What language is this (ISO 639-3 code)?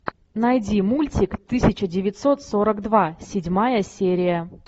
rus